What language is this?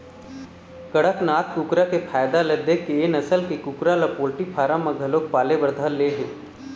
Chhattisgarhi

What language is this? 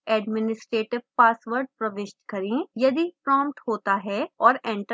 Hindi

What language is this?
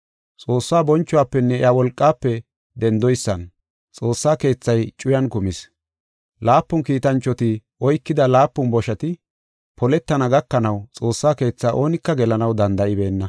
Gofa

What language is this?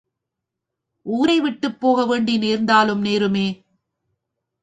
Tamil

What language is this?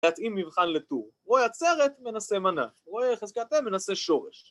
Hebrew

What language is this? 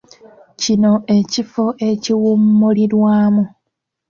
Ganda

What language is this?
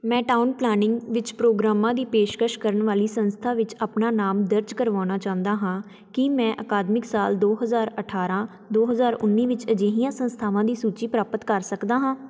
Punjabi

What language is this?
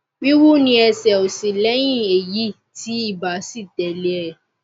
Yoruba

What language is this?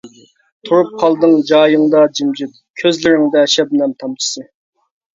Uyghur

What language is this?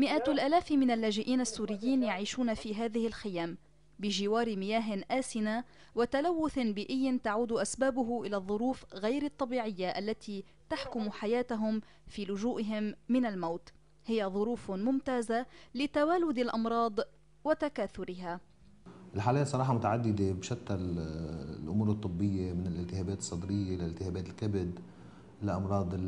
Arabic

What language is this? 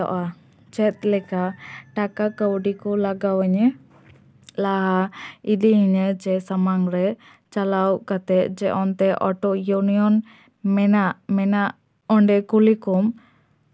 Santali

